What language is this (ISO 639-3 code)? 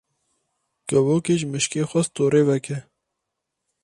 kur